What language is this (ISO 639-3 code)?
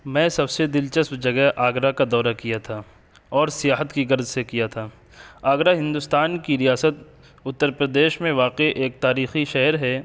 urd